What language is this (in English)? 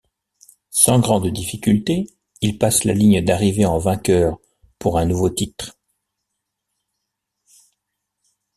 French